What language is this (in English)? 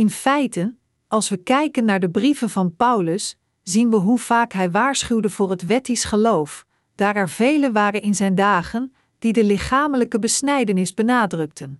Dutch